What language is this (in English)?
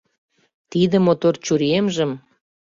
Mari